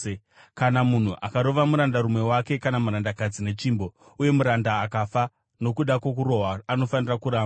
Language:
Shona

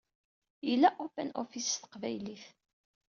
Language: Kabyle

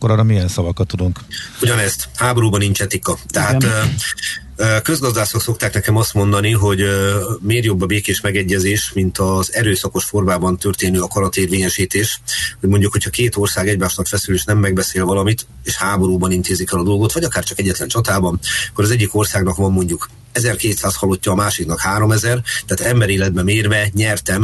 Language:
Hungarian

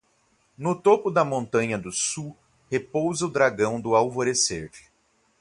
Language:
Portuguese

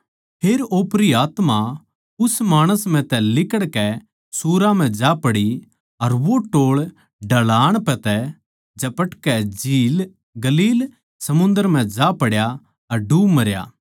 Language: Haryanvi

